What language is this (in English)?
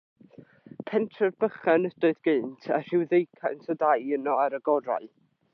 Welsh